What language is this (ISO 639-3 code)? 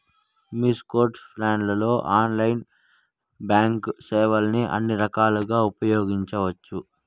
tel